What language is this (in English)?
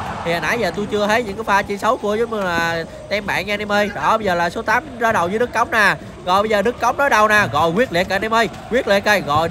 Vietnamese